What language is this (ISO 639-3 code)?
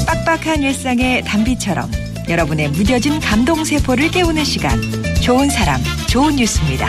kor